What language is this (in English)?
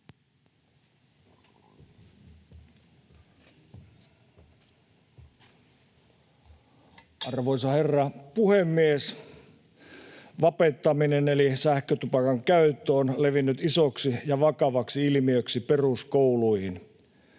Finnish